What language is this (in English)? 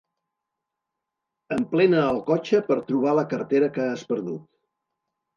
Catalan